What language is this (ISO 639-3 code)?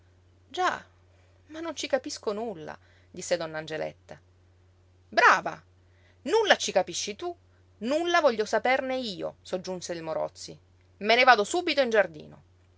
ita